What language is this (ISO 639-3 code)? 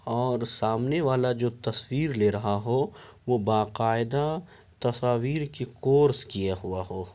urd